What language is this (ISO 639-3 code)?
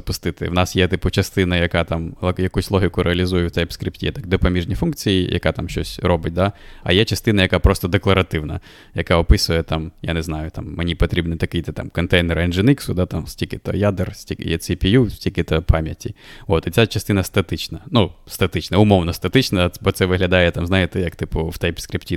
ukr